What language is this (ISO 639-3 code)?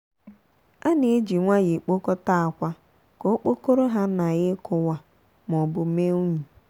ibo